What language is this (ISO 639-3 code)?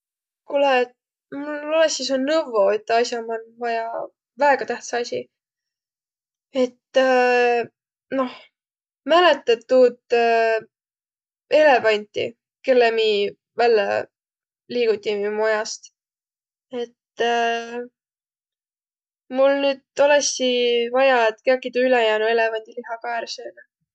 vro